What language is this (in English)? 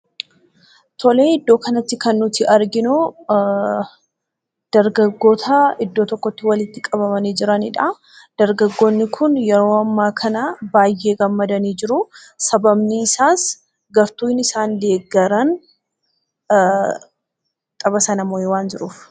Oromo